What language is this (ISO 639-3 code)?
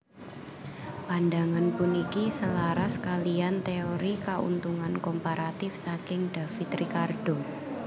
jav